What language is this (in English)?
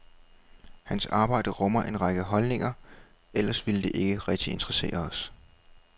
Danish